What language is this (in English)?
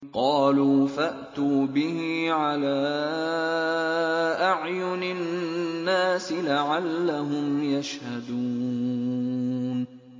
Arabic